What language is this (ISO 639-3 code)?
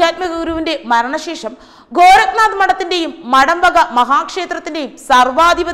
tur